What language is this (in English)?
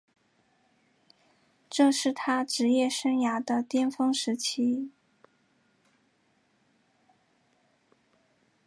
Chinese